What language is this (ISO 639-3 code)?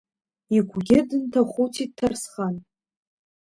abk